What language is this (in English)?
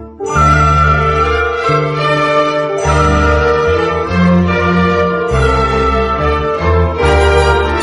Persian